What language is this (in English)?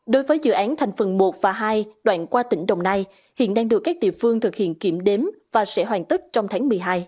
Vietnamese